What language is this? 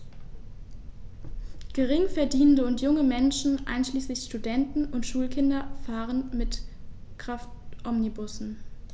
German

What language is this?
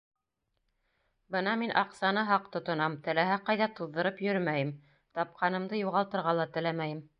Bashkir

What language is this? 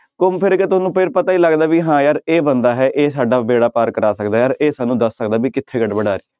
Punjabi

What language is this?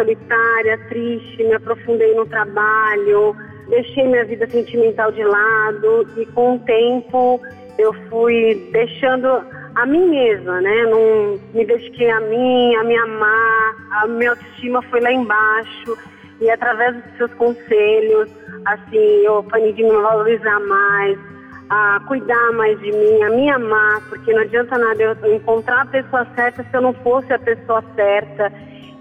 Portuguese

